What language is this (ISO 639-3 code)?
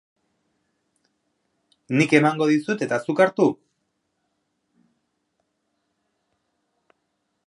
eus